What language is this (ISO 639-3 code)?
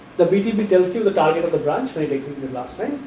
eng